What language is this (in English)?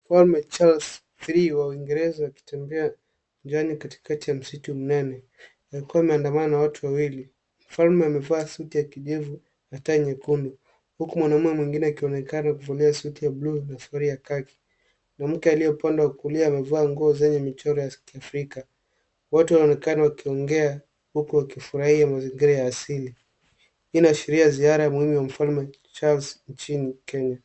Swahili